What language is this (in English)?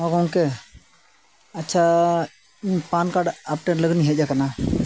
Santali